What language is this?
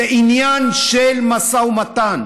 Hebrew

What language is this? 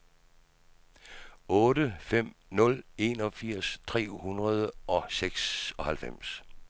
Danish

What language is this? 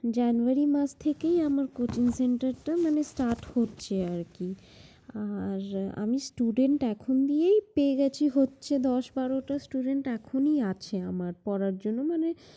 Bangla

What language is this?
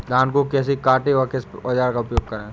Hindi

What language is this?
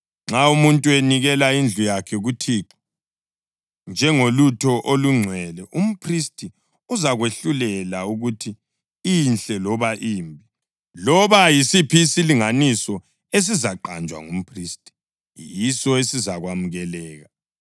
North Ndebele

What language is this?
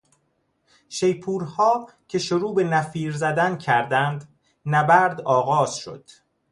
Persian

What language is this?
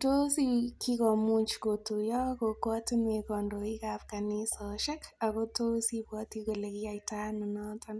Kalenjin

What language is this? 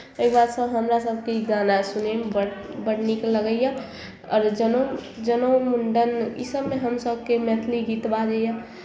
Maithili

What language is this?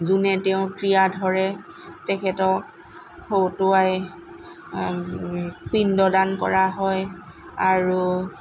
Assamese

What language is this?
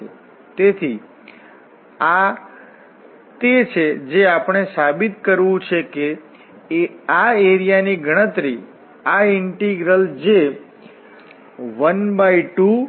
Gujarati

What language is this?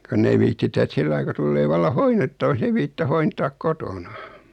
Finnish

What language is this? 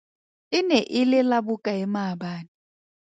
Tswana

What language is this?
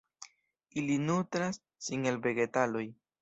Esperanto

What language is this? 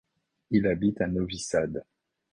French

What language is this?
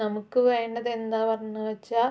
Malayalam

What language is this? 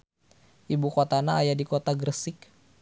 Sundanese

